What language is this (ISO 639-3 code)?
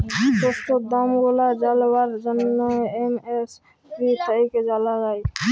ben